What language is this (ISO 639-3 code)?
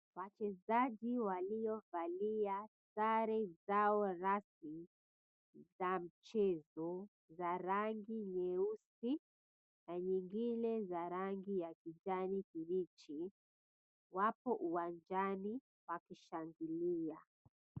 swa